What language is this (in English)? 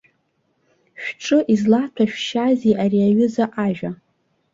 Abkhazian